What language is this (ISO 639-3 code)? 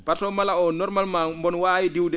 ful